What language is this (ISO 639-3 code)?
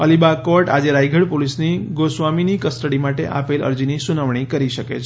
guj